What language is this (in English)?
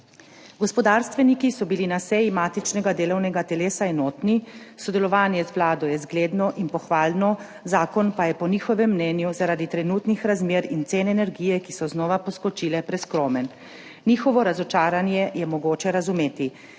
Slovenian